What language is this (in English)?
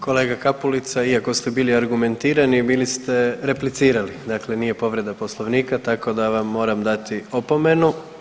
Croatian